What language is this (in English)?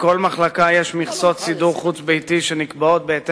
Hebrew